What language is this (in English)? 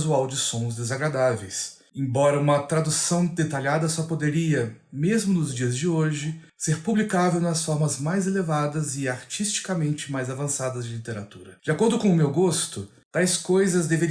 Portuguese